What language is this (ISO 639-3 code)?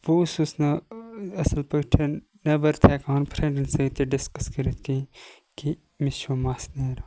kas